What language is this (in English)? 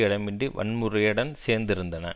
Tamil